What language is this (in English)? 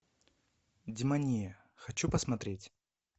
Russian